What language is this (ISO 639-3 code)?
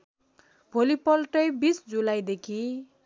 nep